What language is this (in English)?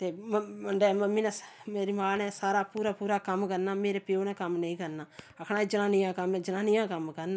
Dogri